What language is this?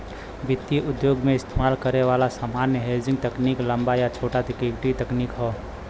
Bhojpuri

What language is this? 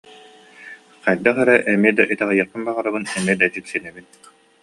Yakut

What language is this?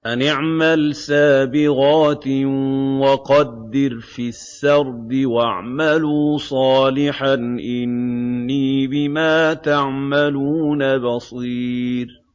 Arabic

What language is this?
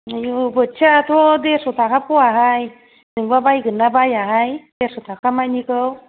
Bodo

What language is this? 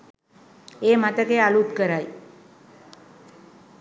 Sinhala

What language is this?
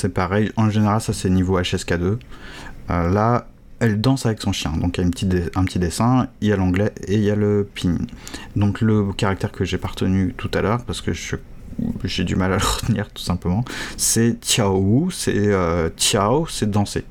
French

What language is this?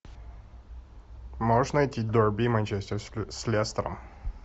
Russian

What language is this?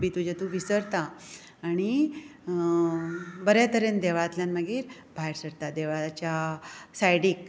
Konkani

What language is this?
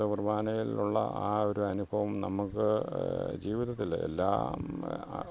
Malayalam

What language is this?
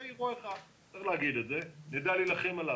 Hebrew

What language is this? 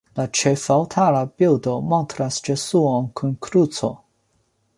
Esperanto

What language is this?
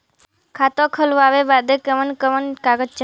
Bhojpuri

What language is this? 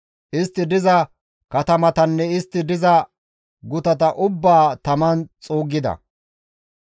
Gamo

